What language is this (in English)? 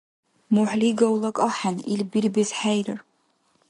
Dargwa